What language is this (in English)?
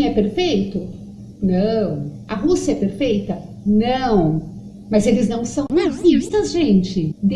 Portuguese